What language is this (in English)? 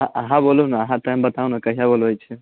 Maithili